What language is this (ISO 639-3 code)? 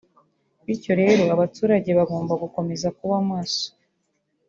kin